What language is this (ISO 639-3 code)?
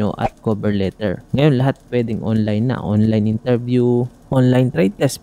fil